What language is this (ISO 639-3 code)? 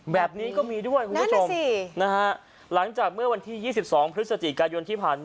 tha